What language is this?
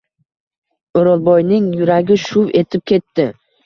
Uzbek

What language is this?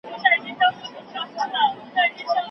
Pashto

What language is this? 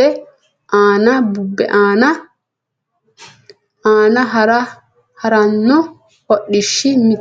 Sidamo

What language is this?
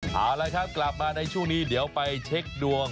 Thai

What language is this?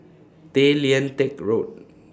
English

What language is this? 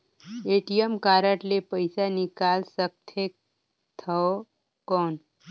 Chhattisgarhi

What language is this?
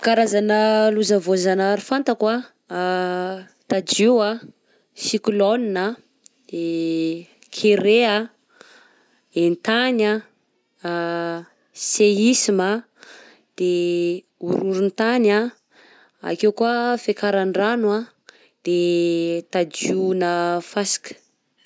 Southern Betsimisaraka Malagasy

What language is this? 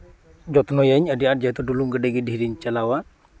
Santali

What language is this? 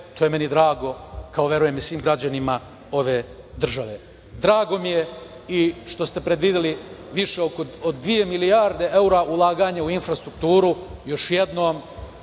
Serbian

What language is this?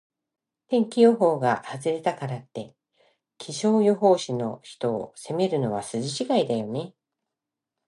Japanese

